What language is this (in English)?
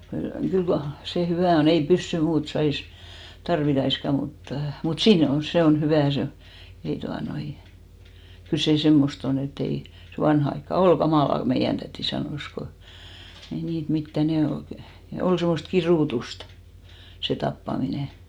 Finnish